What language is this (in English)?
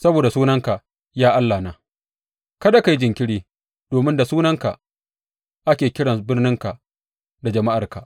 Hausa